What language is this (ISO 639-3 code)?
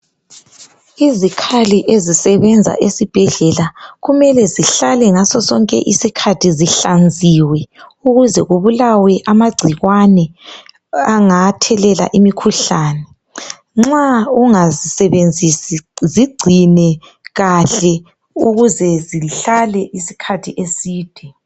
nde